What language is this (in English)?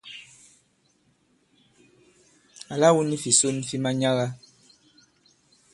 Bankon